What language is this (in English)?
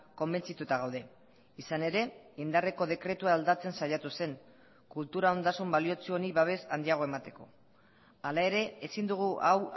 Basque